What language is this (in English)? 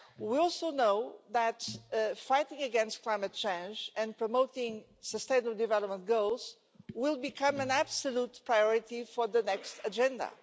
English